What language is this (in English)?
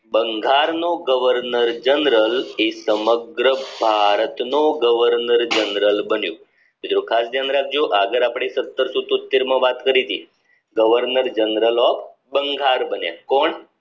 Gujarati